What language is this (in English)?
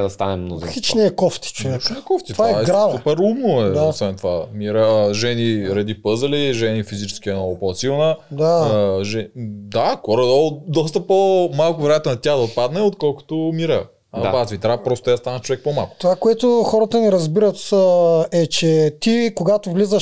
Bulgarian